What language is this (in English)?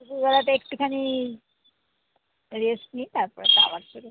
Bangla